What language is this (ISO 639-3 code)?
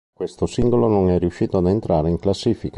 ita